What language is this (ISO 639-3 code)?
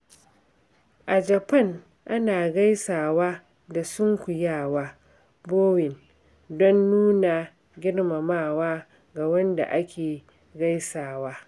hau